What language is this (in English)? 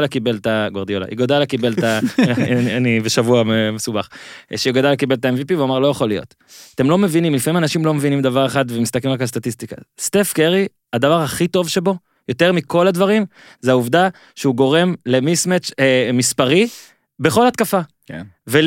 Hebrew